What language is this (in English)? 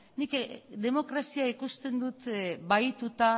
Basque